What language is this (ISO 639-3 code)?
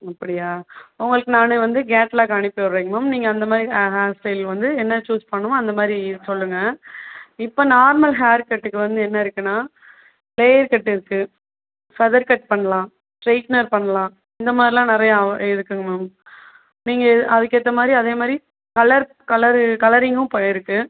tam